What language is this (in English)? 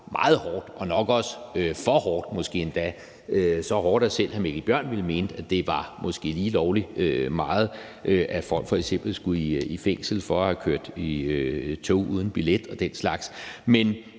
Danish